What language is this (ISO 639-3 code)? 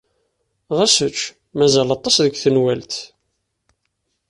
kab